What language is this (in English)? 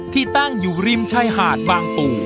Thai